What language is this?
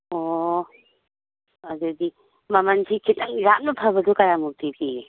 Manipuri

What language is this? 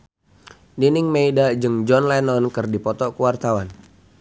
Sundanese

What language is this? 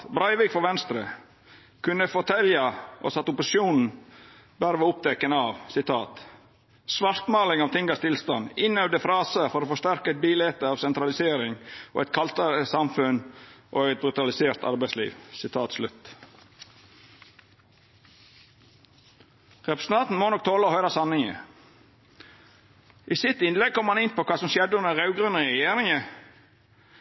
Norwegian Nynorsk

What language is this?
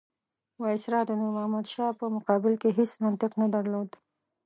Pashto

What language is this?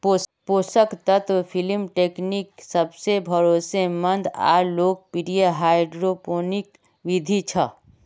Magahi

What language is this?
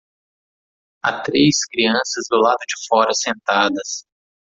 Portuguese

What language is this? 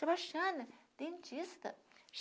Portuguese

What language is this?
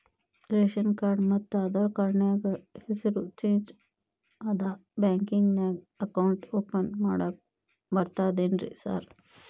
Kannada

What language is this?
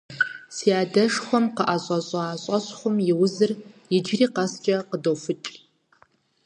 Kabardian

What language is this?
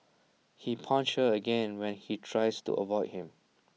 English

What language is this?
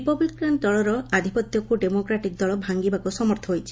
Odia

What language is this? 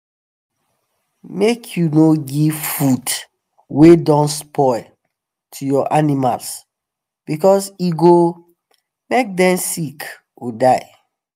Nigerian Pidgin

